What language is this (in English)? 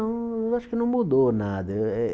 Portuguese